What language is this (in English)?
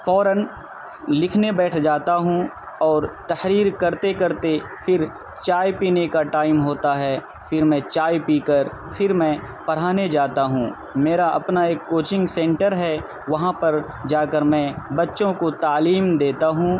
Urdu